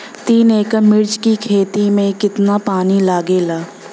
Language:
Bhojpuri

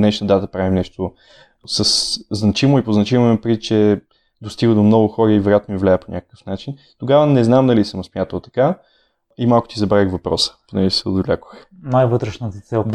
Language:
Bulgarian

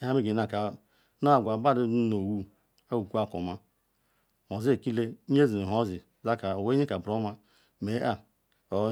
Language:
Ikwere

